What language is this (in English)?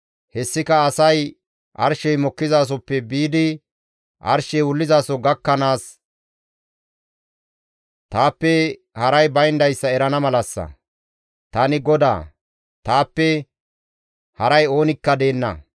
Gamo